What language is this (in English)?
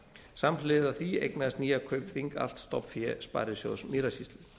Icelandic